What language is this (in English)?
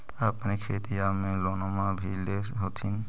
Magahi